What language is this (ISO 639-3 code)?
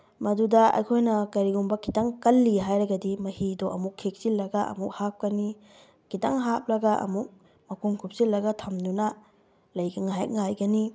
mni